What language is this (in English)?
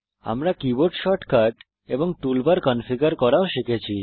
Bangla